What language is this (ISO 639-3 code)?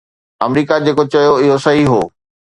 snd